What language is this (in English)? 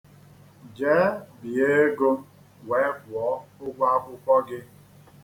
Igbo